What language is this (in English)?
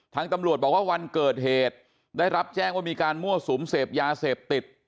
Thai